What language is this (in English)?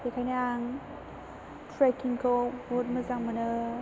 Bodo